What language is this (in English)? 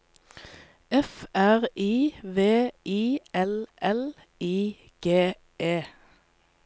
Norwegian